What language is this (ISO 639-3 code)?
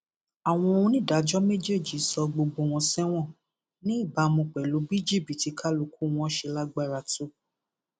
yor